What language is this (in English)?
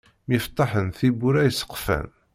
Kabyle